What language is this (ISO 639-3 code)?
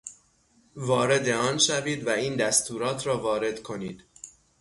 fas